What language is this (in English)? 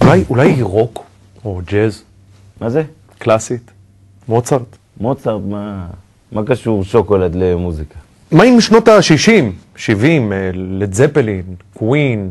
Hebrew